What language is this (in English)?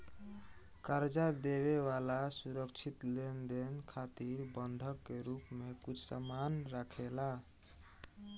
Bhojpuri